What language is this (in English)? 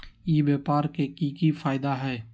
Magahi